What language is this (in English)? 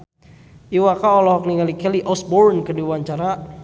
Sundanese